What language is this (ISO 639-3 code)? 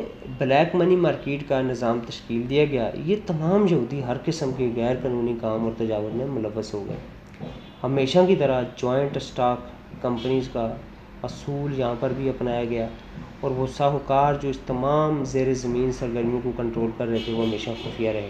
urd